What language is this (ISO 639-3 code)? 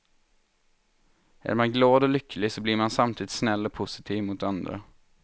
swe